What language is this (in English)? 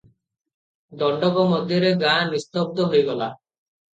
Odia